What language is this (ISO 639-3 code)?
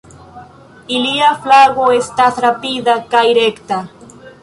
epo